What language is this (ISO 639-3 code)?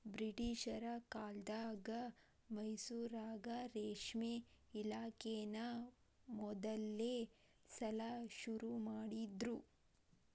kan